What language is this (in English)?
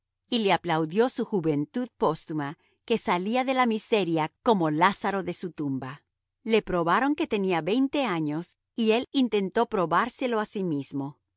Spanish